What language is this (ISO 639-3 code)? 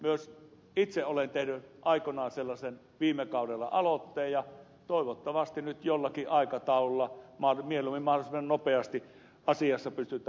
fin